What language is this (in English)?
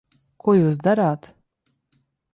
Latvian